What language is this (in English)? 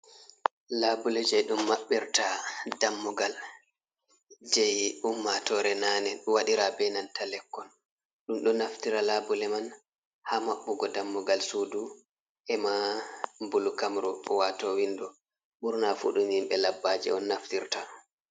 Fula